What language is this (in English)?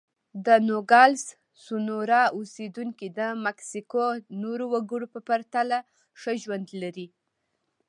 Pashto